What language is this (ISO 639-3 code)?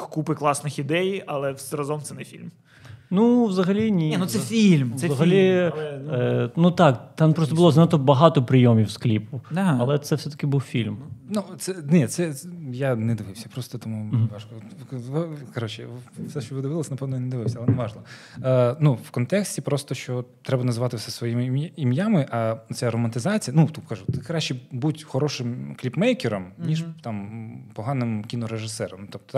ukr